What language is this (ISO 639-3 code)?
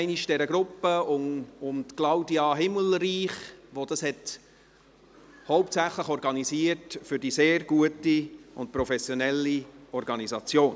gsw